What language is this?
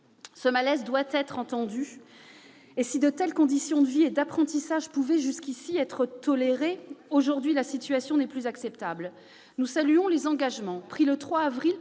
French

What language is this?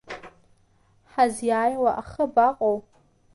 Abkhazian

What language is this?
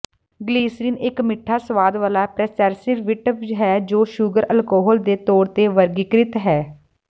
Punjabi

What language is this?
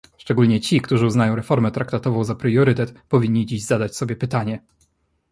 Polish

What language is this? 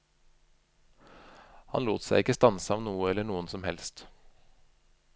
Norwegian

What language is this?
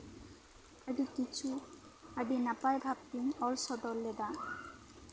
Santali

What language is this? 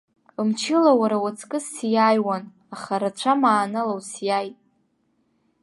Abkhazian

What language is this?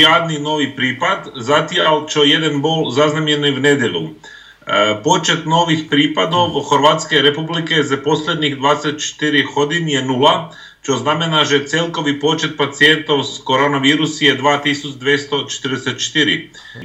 Slovak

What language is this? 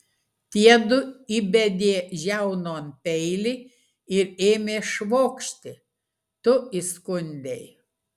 Lithuanian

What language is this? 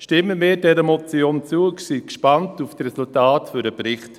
Swiss German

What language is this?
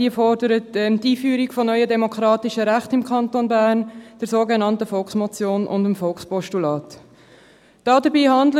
Swiss German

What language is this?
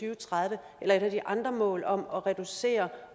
Danish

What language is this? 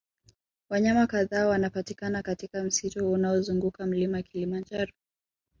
Swahili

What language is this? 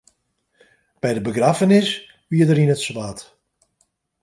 Western Frisian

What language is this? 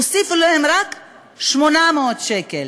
Hebrew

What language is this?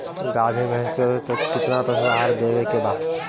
Bhojpuri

